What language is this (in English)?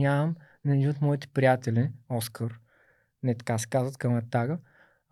Bulgarian